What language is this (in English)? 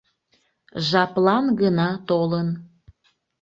Mari